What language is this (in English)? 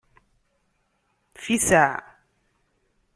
Kabyle